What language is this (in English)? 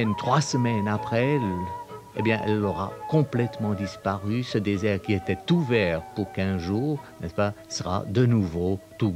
French